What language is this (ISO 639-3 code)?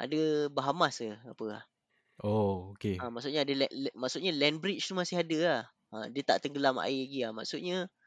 msa